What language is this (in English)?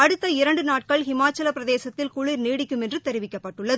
Tamil